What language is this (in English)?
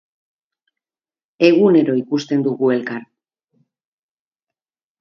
Basque